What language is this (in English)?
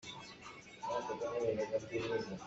Hakha Chin